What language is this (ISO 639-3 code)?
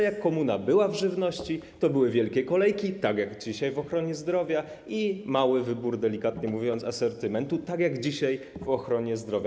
pol